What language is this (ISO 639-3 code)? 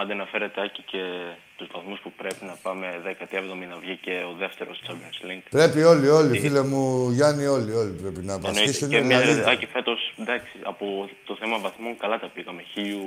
ell